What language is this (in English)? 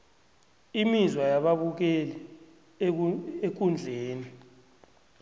South Ndebele